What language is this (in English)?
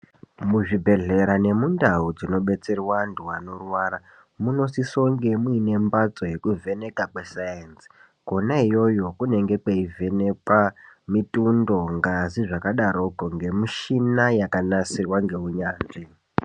Ndau